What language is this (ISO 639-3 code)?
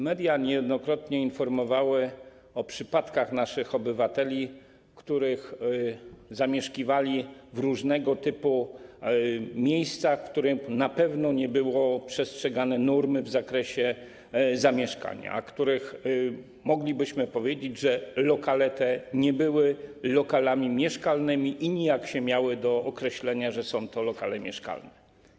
pol